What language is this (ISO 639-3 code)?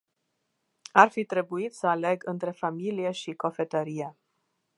ron